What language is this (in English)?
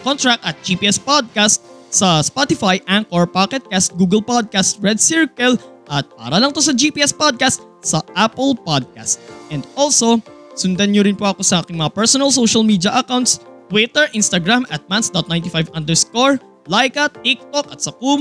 Filipino